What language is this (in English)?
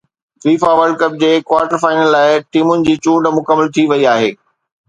Sindhi